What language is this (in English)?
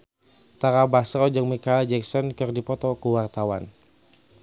Sundanese